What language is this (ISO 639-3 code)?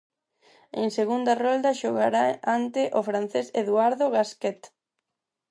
glg